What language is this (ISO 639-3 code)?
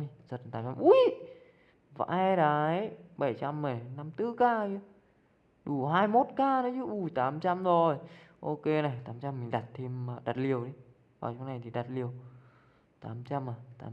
vie